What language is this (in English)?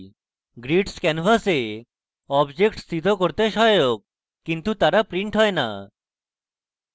Bangla